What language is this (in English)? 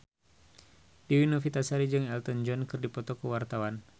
Sundanese